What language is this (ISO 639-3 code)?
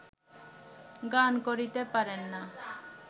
ben